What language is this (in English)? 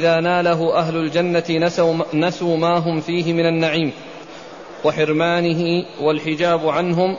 Arabic